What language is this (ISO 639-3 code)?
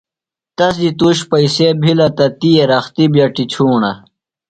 phl